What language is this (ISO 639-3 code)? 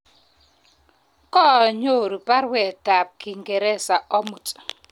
kln